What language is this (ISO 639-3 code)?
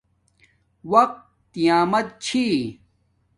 dmk